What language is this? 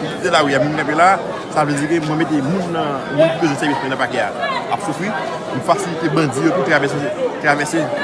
French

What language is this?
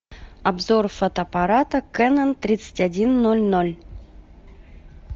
Russian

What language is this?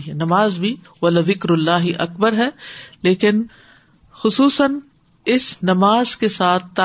Urdu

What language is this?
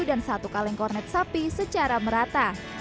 Indonesian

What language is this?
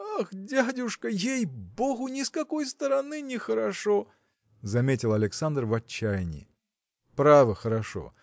Russian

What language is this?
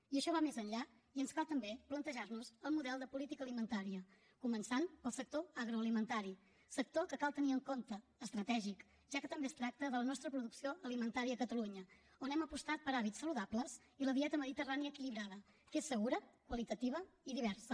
Catalan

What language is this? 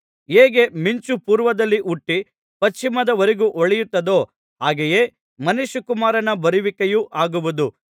Kannada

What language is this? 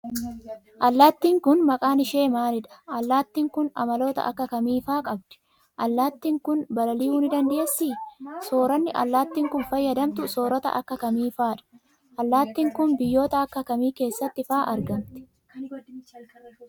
Oromo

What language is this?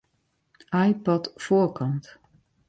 Western Frisian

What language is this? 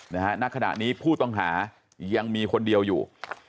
Thai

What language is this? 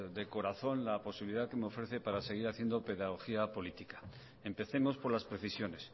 Spanish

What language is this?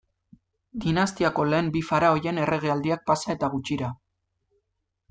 Basque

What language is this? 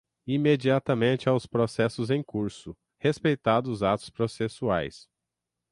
Portuguese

